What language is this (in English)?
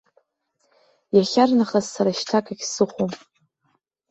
Abkhazian